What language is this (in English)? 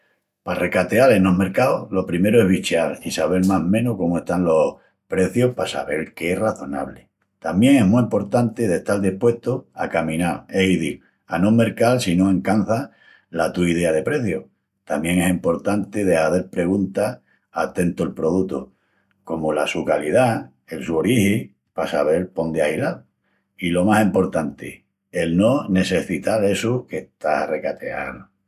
Extremaduran